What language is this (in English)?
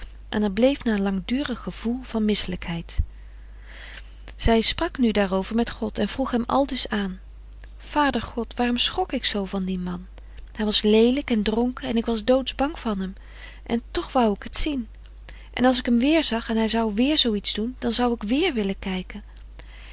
Dutch